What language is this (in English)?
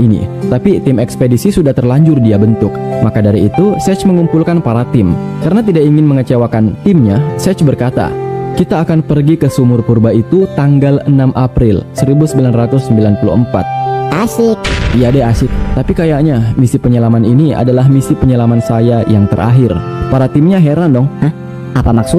Indonesian